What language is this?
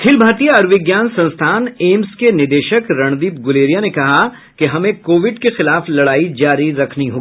Hindi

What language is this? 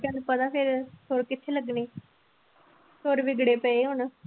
Punjabi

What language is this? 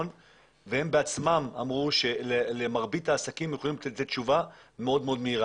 Hebrew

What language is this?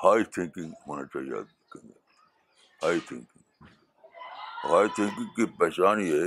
Urdu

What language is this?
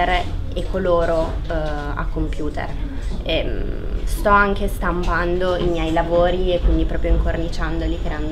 Italian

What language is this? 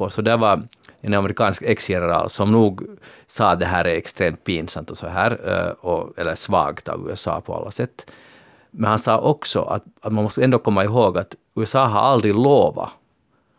Swedish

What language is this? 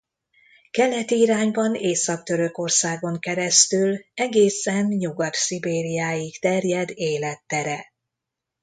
Hungarian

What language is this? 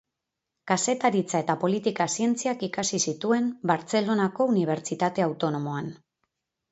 Basque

